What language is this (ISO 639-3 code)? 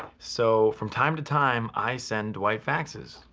eng